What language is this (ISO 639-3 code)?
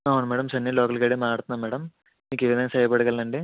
tel